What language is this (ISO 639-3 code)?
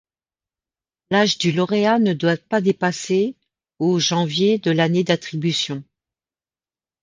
fra